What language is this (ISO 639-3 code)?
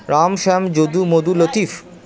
ben